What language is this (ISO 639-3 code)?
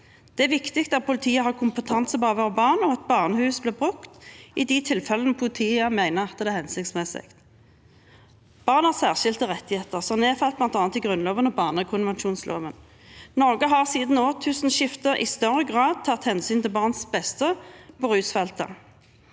nor